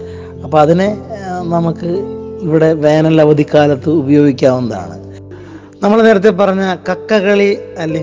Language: Malayalam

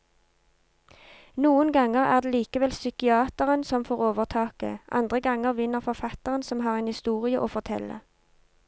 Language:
Norwegian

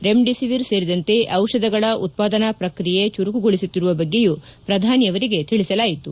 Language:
Kannada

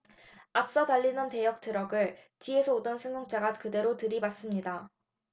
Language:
Korean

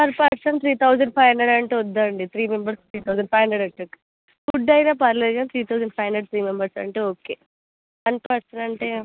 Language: Telugu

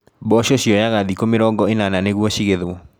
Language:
Kikuyu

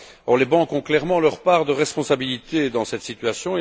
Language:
French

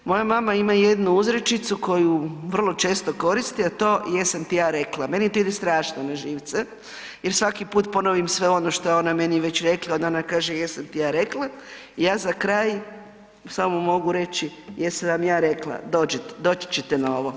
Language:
Croatian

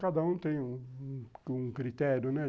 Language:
Portuguese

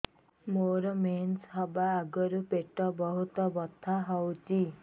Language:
Odia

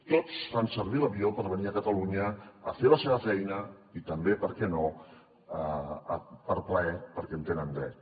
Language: Catalan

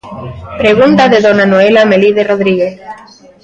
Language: Galician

